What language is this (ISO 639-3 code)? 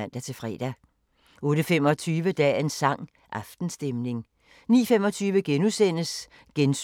dan